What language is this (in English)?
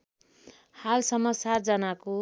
Nepali